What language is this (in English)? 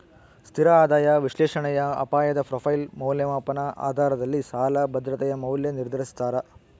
Kannada